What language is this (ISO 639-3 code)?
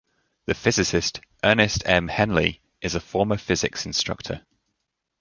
eng